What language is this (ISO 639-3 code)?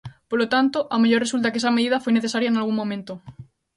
glg